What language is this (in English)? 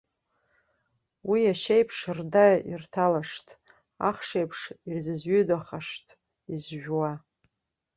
Abkhazian